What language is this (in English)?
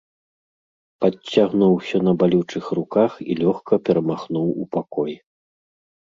Belarusian